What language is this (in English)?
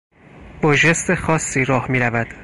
Persian